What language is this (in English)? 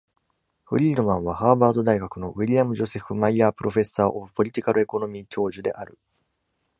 Japanese